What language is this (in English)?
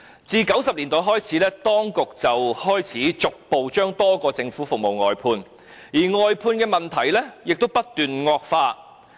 Cantonese